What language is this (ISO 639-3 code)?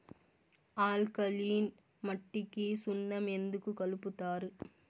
tel